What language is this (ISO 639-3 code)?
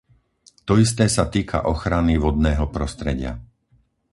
slk